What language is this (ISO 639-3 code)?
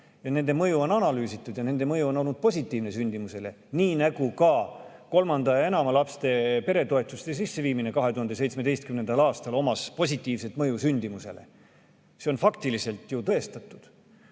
est